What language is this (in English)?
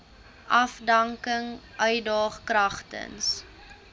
Afrikaans